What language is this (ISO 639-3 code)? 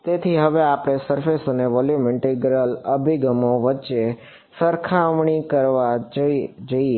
guj